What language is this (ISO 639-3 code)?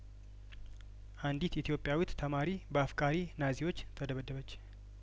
amh